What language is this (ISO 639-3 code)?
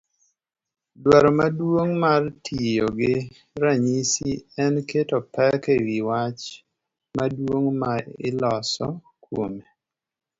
luo